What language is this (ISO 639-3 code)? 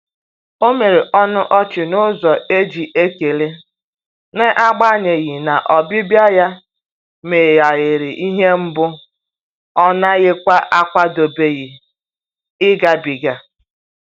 ibo